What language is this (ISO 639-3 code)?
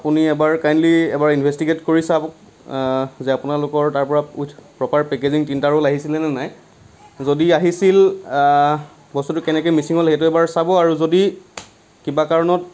asm